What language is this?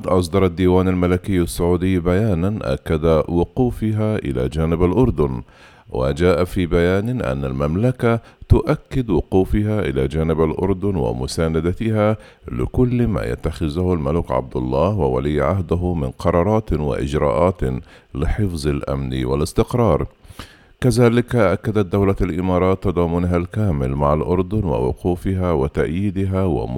Arabic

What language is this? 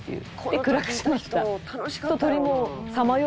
Japanese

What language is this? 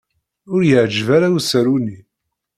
Kabyle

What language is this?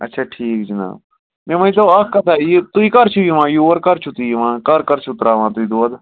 Kashmiri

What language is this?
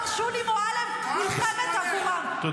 Hebrew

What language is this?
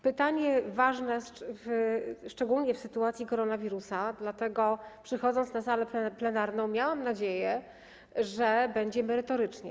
Polish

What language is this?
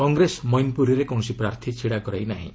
Odia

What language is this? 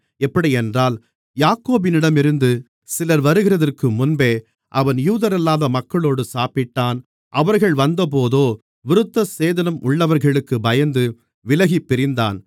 Tamil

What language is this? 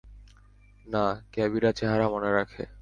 Bangla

